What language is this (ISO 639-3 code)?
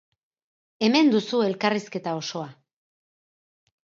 eus